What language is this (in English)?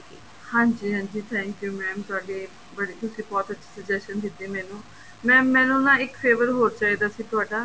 Punjabi